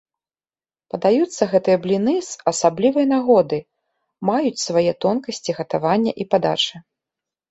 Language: Belarusian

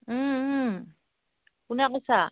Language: Assamese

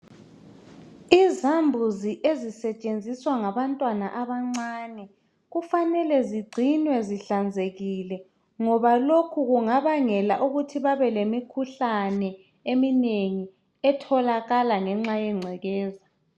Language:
North Ndebele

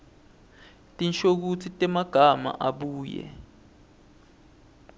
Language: Swati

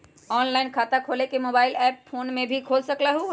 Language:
Magahi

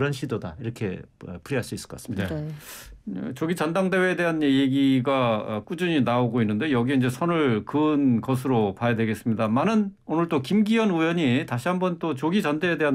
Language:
Korean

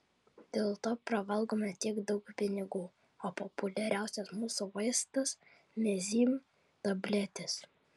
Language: Lithuanian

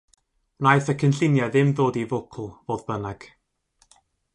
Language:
Welsh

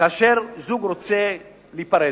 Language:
Hebrew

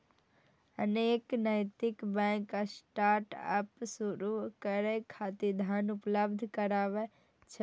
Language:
Maithili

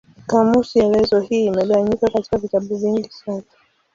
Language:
Swahili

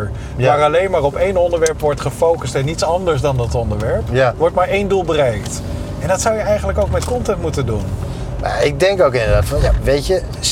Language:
Dutch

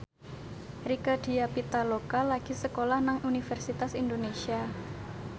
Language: Javanese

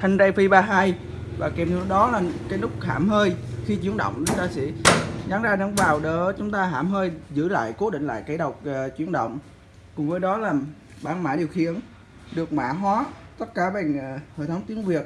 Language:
Vietnamese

